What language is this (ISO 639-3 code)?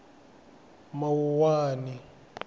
tso